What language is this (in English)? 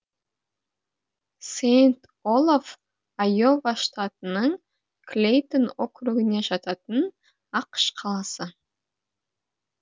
Kazakh